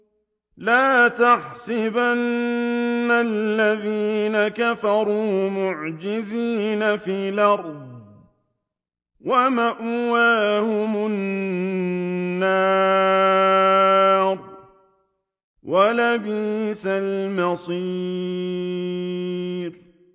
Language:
Arabic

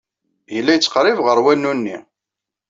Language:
Kabyle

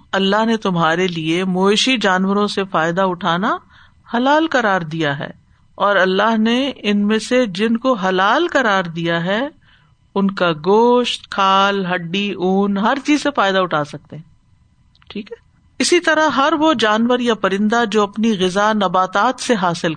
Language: Urdu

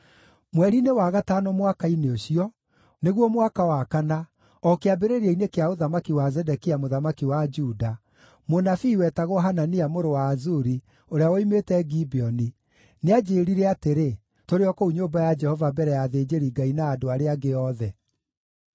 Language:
Kikuyu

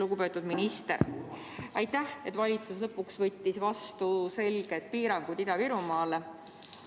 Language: Estonian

